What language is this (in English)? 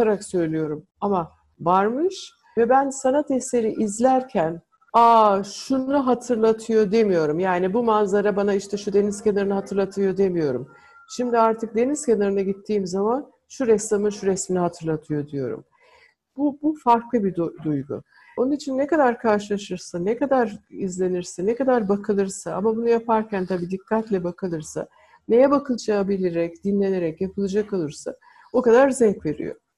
Turkish